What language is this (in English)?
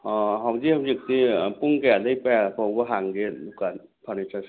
Manipuri